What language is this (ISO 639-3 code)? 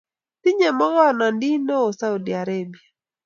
kln